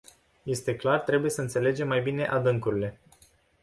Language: Romanian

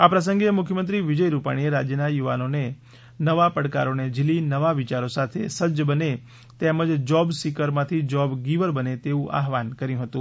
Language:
Gujarati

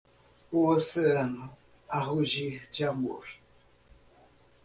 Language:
Portuguese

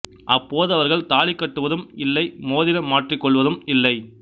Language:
Tamil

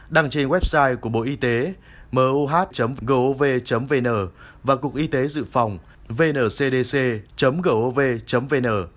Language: Vietnamese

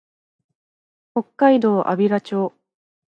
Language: Japanese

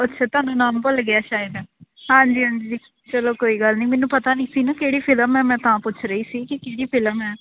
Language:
Punjabi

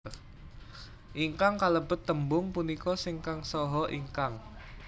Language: Javanese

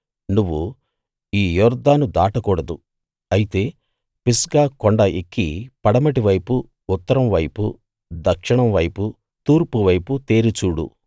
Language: Telugu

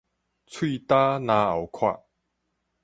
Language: Min Nan Chinese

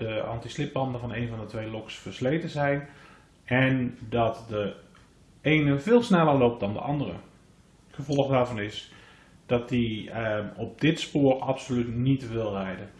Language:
Dutch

